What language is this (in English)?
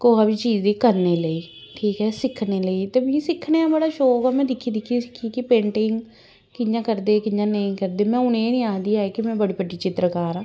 Dogri